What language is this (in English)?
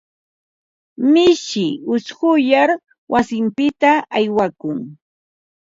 Ambo-Pasco Quechua